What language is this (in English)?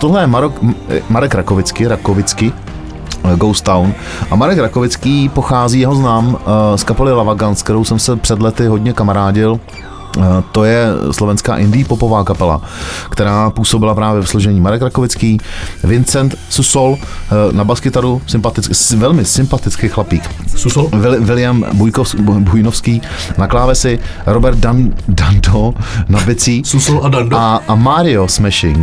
Czech